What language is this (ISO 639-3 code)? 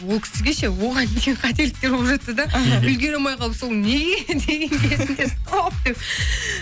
kaz